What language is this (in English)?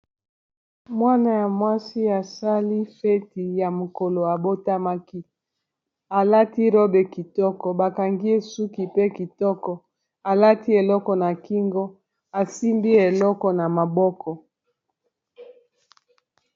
Lingala